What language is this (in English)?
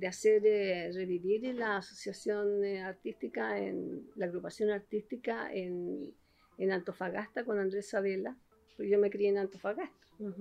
Spanish